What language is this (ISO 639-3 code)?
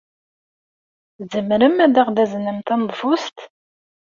kab